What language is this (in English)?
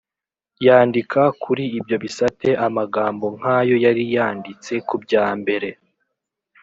Kinyarwanda